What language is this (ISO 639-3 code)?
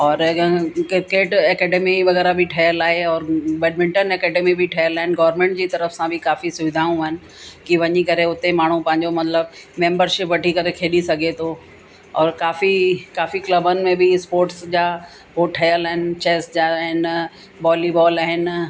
snd